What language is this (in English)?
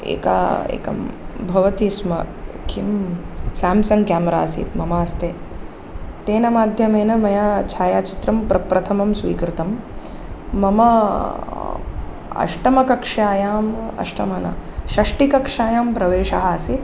Sanskrit